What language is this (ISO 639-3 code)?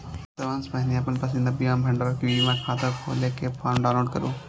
mai